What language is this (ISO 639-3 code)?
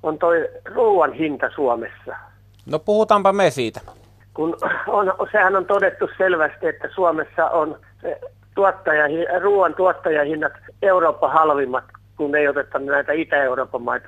fin